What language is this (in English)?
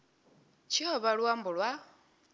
Venda